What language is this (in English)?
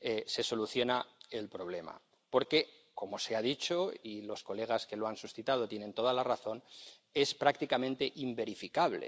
Spanish